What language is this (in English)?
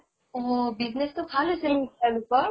Assamese